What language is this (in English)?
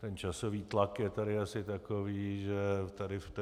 Czech